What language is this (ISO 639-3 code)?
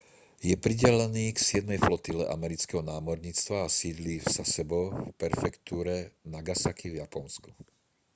slk